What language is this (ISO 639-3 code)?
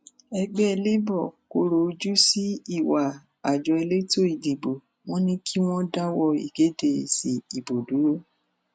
yor